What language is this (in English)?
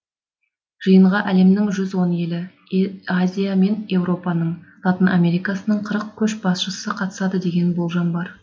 Kazakh